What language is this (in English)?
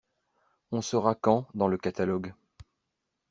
French